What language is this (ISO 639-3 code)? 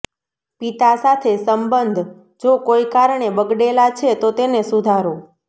guj